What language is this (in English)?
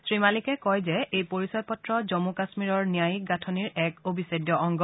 Assamese